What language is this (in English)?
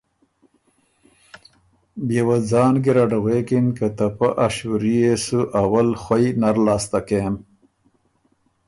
Ormuri